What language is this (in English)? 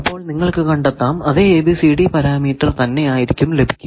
Malayalam